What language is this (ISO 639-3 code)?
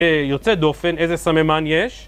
heb